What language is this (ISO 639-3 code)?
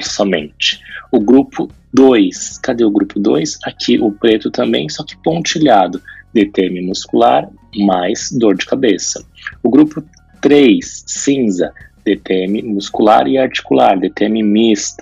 por